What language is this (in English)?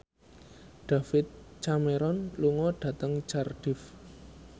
Javanese